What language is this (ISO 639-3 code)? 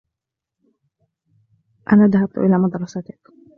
ara